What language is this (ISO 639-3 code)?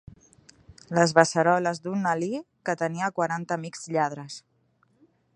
cat